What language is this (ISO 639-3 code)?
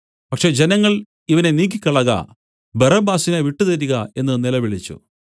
mal